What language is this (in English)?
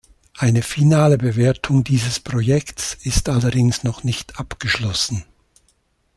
German